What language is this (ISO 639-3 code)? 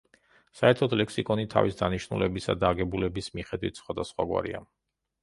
kat